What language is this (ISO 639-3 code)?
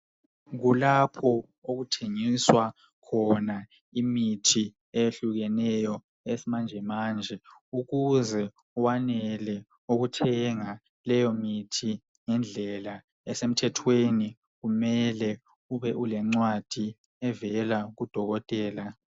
nde